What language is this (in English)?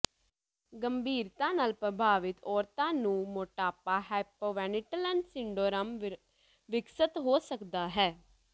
Punjabi